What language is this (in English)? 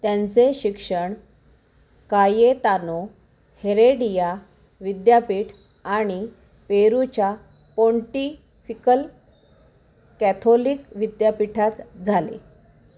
Marathi